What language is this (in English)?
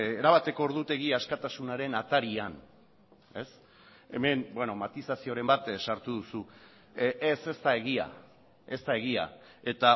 Basque